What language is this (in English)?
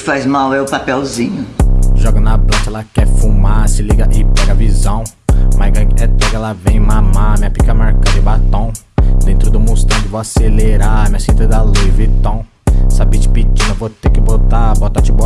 Portuguese